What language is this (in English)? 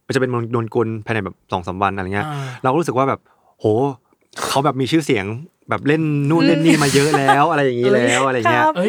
Thai